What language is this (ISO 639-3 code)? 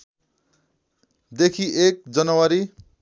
nep